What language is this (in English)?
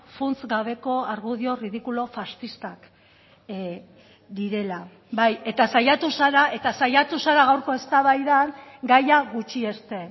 Basque